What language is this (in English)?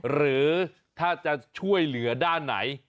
Thai